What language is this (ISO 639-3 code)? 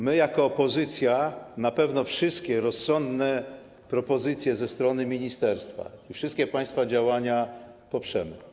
pol